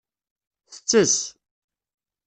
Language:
Kabyle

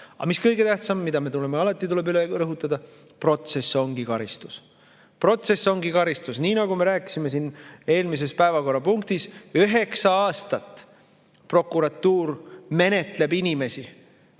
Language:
Estonian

